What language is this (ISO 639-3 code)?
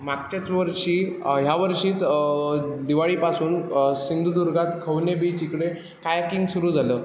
mar